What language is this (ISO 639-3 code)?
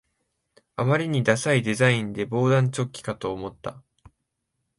jpn